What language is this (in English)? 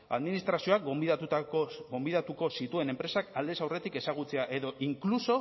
Basque